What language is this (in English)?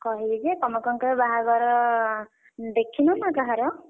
Odia